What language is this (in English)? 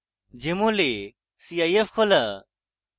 Bangla